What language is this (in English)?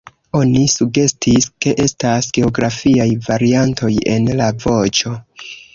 Esperanto